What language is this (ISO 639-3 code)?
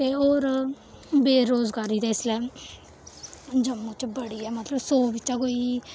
doi